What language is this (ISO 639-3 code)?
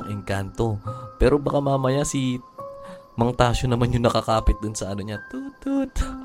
fil